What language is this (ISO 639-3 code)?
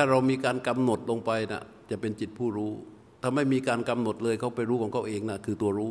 tha